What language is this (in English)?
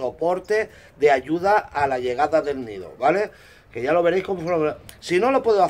Spanish